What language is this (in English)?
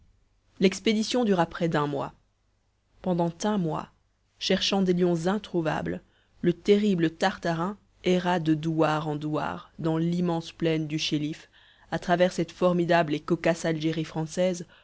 French